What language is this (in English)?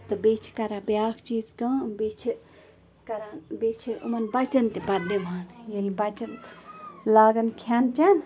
Kashmiri